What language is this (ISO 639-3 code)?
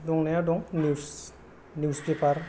brx